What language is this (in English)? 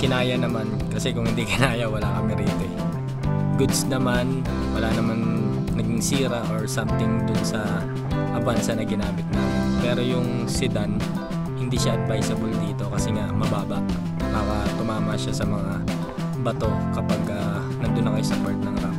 Filipino